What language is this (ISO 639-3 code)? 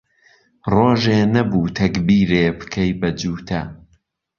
ckb